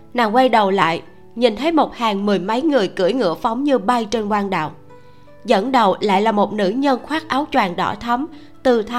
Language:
Vietnamese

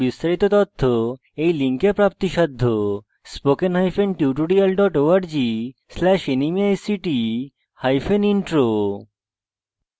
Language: Bangla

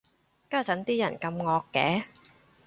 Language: Cantonese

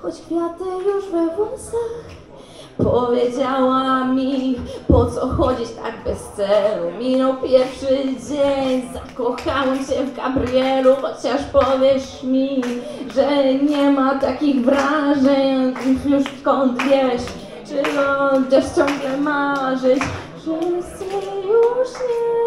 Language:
Polish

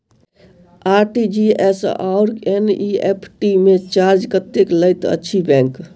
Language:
Maithili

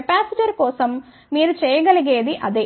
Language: Telugu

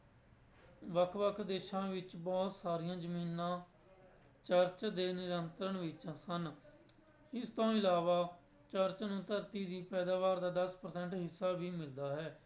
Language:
Punjabi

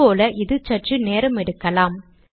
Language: Tamil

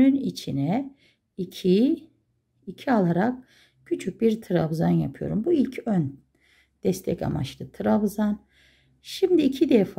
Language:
Turkish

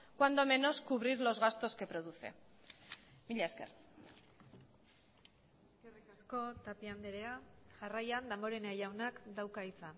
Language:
Basque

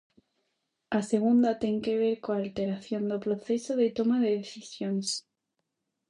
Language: Galician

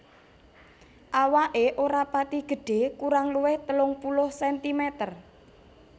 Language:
Javanese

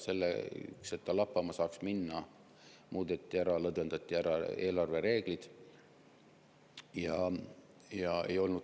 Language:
Estonian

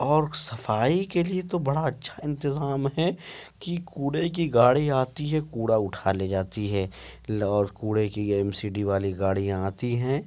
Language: Urdu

